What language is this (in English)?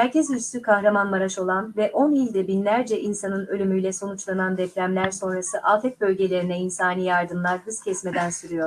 Turkish